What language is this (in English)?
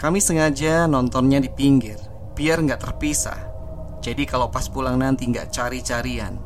Indonesian